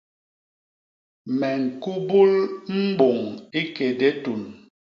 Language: Basaa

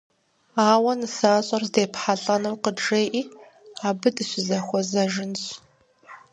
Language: Kabardian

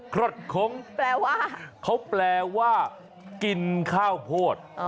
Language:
Thai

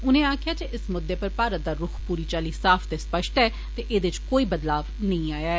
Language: Dogri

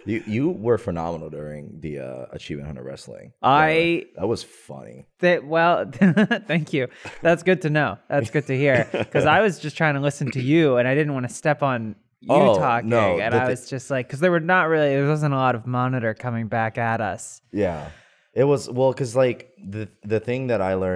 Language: English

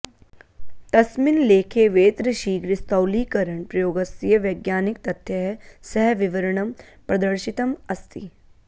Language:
Sanskrit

